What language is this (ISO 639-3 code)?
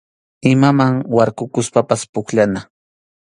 qxu